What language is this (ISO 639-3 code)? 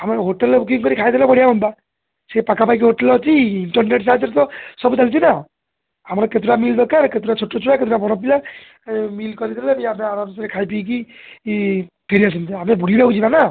ori